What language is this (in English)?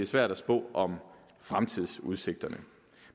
Danish